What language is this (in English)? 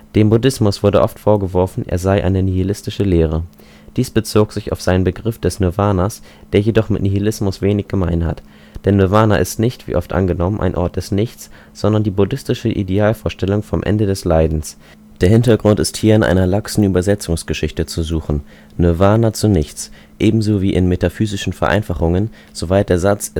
German